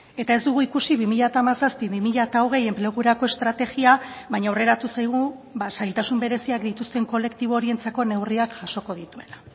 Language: Basque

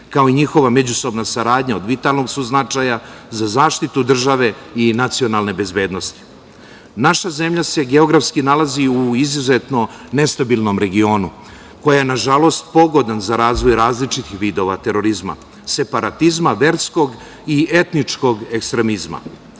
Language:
Serbian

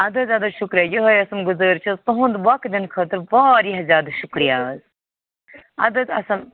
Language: Kashmiri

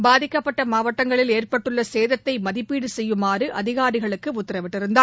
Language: Tamil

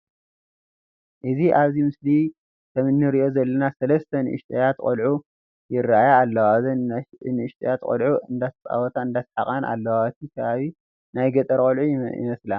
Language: Tigrinya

